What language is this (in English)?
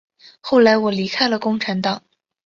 Chinese